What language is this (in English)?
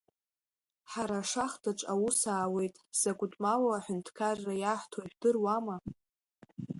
Abkhazian